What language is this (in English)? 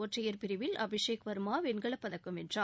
Tamil